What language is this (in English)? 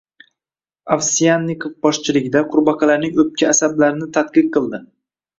Uzbek